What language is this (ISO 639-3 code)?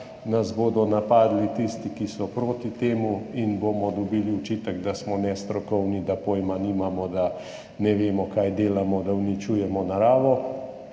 slv